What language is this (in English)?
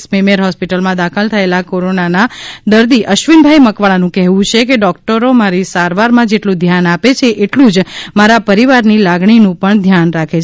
Gujarati